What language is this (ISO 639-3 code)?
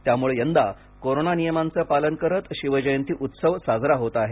mar